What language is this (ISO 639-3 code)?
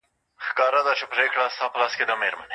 pus